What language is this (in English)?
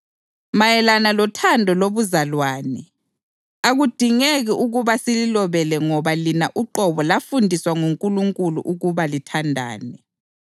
North Ndebele